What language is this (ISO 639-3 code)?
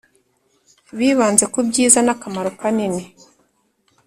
kin